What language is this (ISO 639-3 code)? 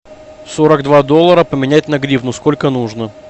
rus